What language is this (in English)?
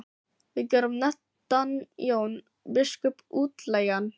Icelandic